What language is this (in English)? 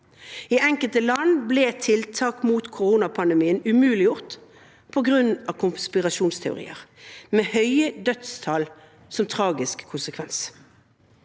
Norwegian